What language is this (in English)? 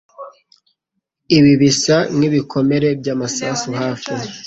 Kinyarwanda